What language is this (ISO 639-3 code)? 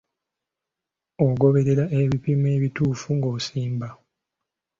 lug